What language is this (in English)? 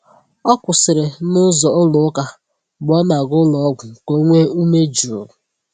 Igbo